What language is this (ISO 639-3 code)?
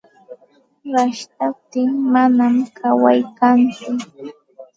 qxt